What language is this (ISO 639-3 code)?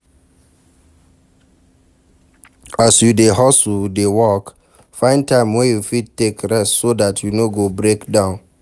pcm